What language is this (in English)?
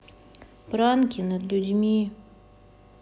Russian